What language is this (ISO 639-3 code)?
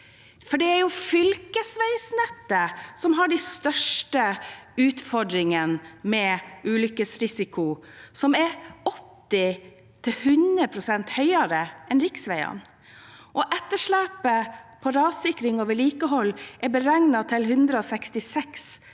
nor